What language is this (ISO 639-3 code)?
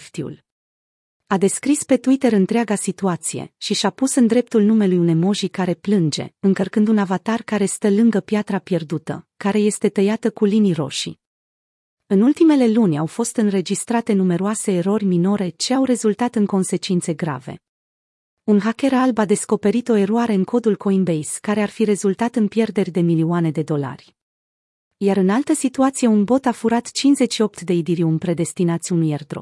ron